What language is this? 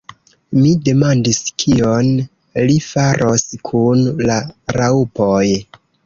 Esperanto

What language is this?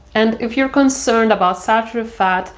English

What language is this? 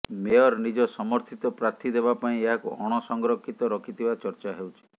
Odia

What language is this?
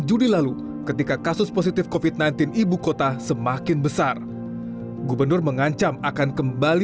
Indonesian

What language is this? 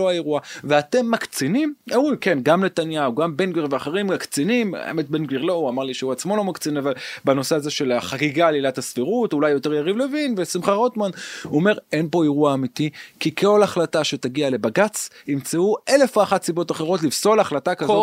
Hebrew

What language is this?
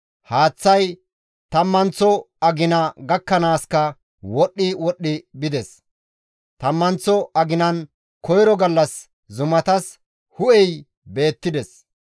Gamo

